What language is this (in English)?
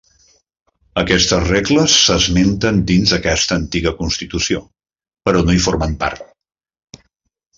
Catalan